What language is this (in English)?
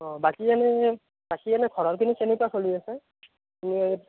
Assamese